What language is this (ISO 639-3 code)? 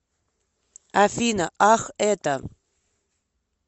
rus